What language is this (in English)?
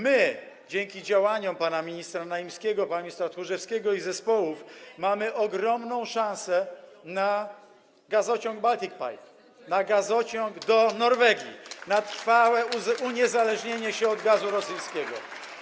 Polish